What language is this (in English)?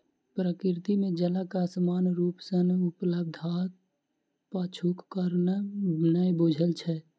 Maithili